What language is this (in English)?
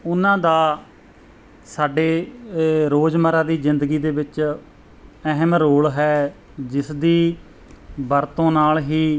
Punjabi